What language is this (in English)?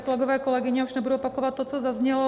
Czech